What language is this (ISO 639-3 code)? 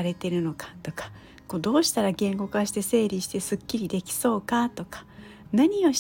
jpn